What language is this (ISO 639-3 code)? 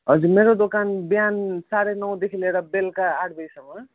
nep